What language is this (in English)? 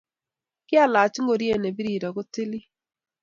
Kalenjin